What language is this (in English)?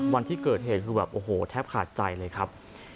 Thai